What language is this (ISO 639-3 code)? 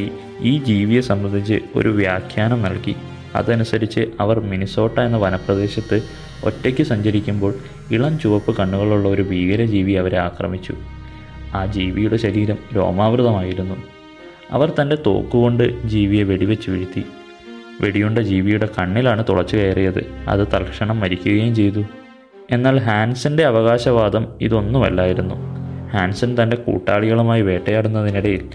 mal